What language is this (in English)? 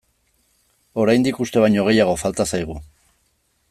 Basque